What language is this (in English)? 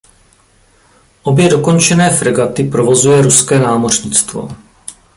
Czech